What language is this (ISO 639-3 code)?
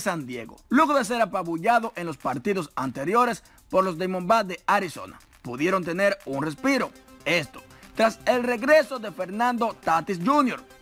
spa